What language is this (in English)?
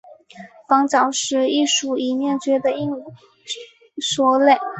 Chinese